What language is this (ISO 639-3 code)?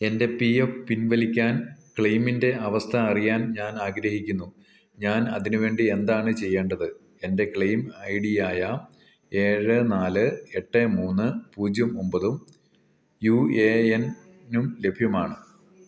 mal